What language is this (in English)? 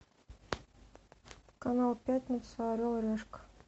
Russian